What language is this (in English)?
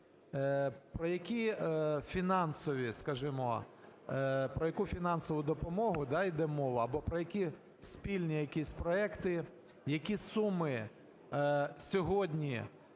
Ukrainian